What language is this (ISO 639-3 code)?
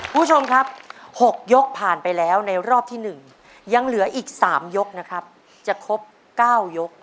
tha